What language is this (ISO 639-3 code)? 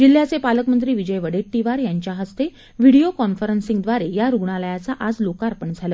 mar